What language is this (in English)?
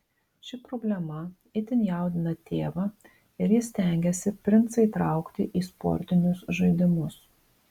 Lithuanian